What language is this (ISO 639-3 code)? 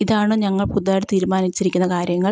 mal